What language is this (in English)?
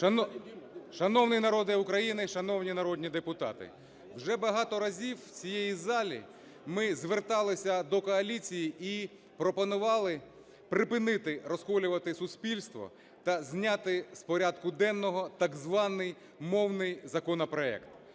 Ukrainian